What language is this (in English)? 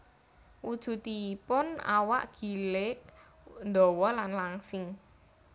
Javanese